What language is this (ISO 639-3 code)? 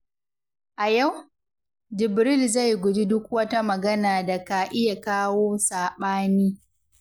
hau